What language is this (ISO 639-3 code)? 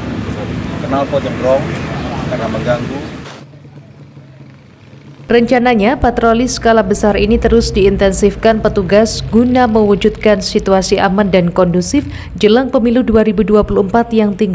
ind